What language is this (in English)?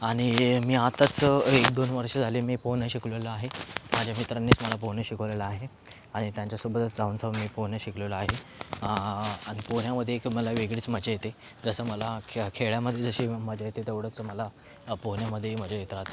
Marathi